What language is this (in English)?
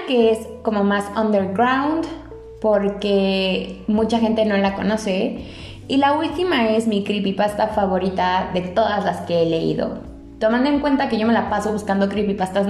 Spanish